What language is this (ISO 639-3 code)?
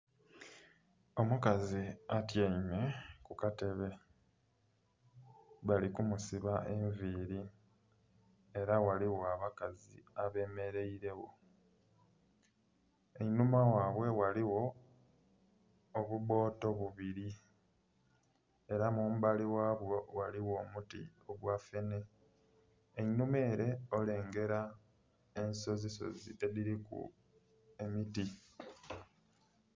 xog